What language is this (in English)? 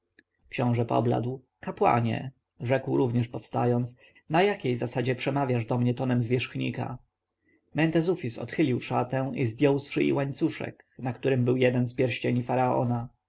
Polish